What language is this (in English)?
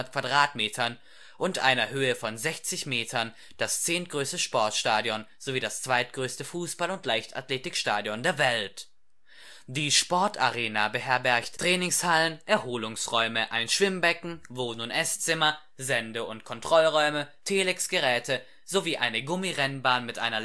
German